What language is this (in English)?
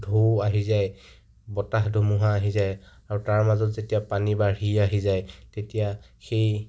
Assamese